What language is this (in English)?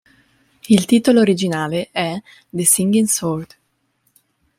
Italian